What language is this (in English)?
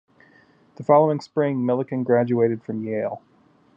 English